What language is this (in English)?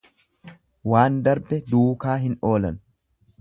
Oromo